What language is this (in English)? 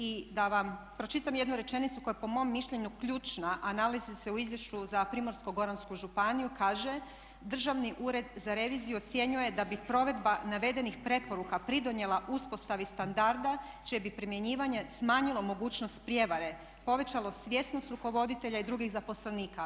Croatian